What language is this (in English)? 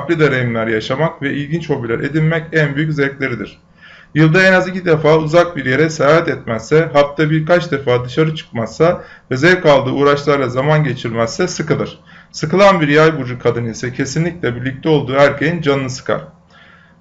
Turkish